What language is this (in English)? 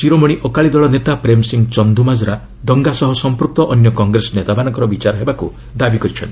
Odia